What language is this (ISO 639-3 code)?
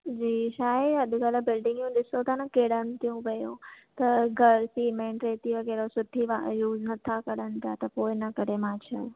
snd